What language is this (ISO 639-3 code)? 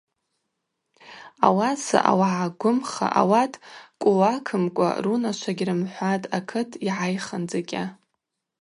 abq